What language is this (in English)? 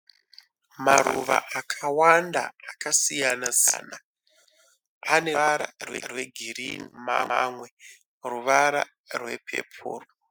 Shona